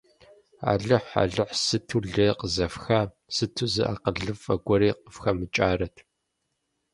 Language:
Kabardian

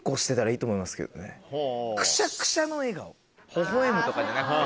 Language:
Japanese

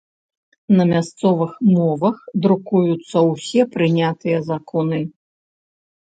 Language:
Belarusian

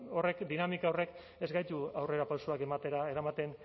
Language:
Basque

